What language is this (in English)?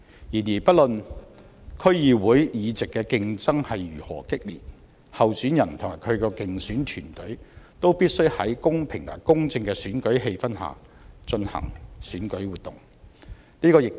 Cantonese